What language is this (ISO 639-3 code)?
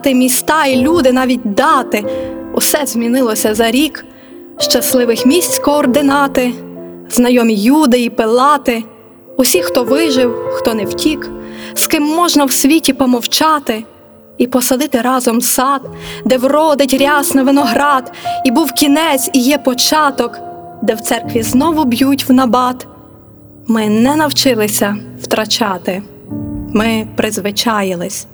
ukr